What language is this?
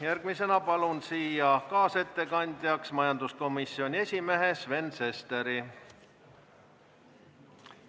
Estonian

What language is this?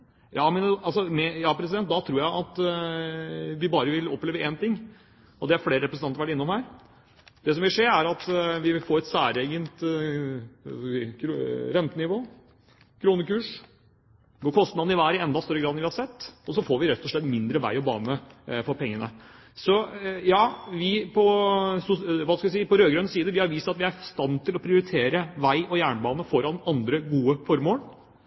Norwegian Bokmål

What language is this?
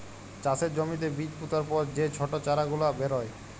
Bangla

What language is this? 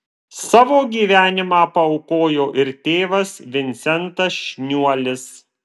Lithuanian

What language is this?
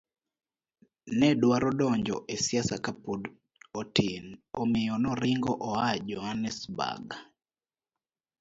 Luo (Kenya and Tanzania)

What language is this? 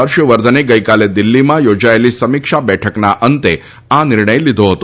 Gujarati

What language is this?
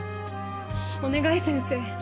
Japanese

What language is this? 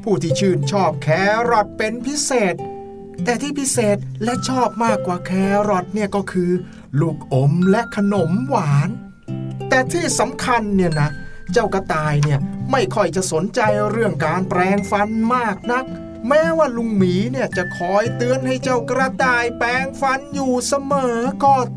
Thai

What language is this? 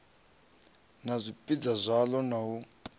Venda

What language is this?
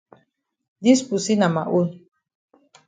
Cameroon Pidgin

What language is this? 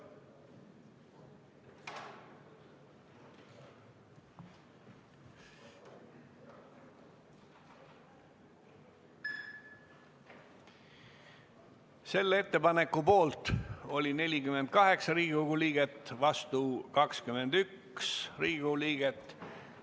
Estonian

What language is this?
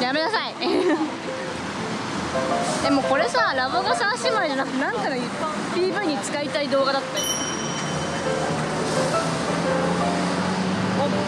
Japanese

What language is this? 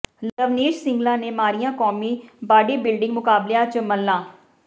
Punjabi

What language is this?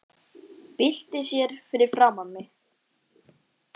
Icelandic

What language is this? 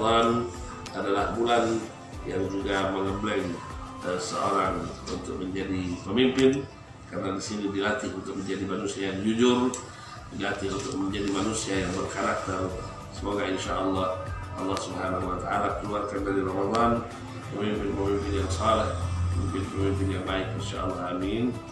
Indonesian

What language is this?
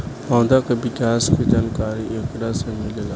Bhojpuri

